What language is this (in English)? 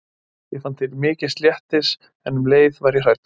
Icelandic